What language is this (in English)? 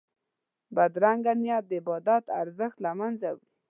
Pashto